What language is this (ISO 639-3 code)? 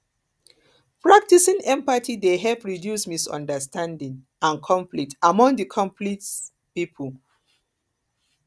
pcm